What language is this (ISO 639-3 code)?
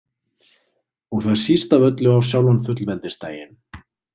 isl